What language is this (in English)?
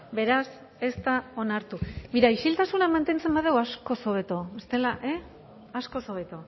Basque